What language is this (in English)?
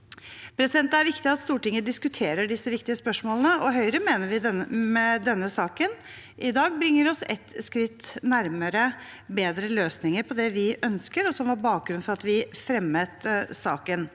Norwegian